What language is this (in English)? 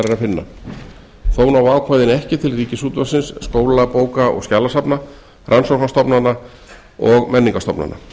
Icelandic